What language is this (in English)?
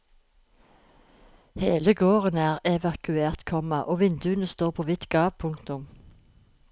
Norwegian